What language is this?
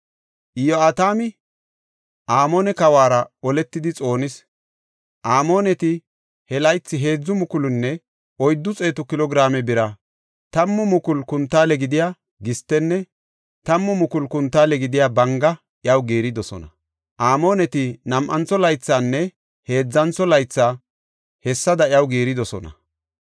Gofa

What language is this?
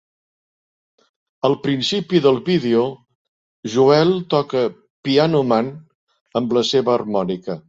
Catalan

